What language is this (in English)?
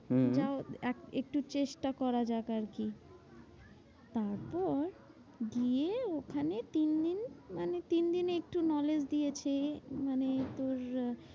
Bangla